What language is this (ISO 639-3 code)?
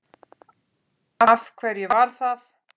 isl